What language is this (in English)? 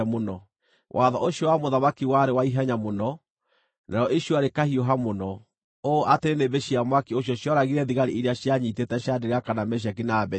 Kikuyu